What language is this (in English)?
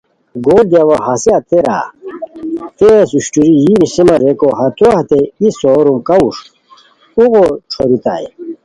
Khowar